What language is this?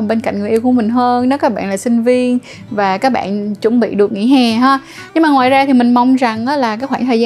Vietnamese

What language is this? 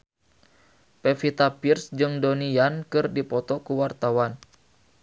Sundanese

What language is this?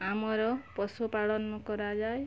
Odia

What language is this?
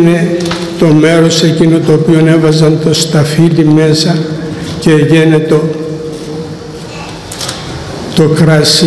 Greek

